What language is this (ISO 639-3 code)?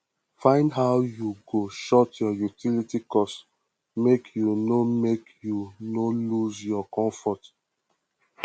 pcm